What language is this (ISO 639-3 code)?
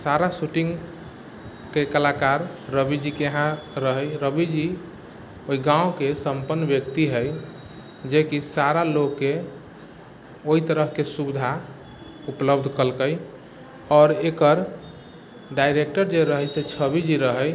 mai